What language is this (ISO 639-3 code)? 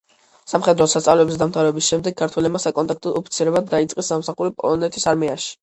kat